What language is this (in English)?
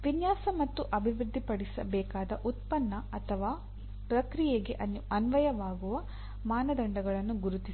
Kannada